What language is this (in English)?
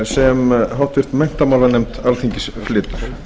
Icelandic